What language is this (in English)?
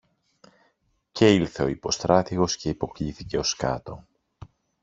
Greek